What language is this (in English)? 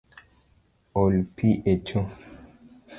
Luo (Kenya and Tanzania)